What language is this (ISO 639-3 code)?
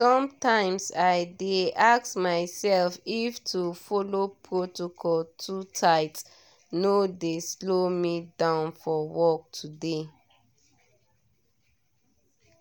pcm